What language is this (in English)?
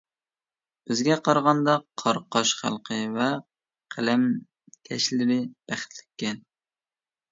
Uyghur